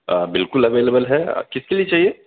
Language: Urdu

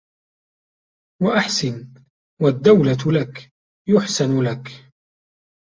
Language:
Arabic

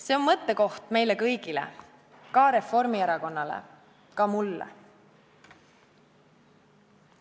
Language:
Estonian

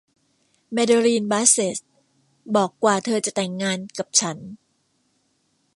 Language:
Thai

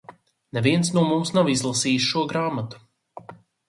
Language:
Latvian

